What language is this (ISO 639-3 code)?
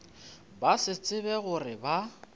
nso